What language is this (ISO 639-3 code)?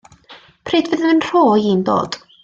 cym